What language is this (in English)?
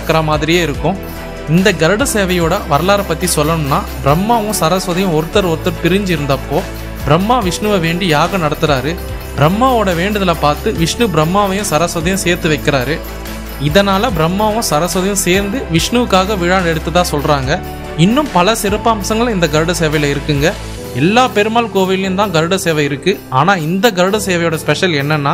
Tamil